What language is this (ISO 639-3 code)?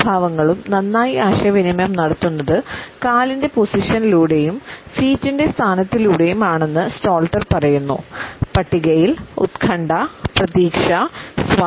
mal